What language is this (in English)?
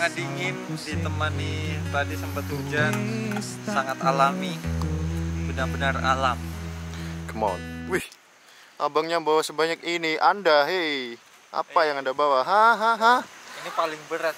Indonesian